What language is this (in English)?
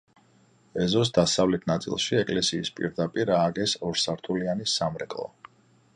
Georgian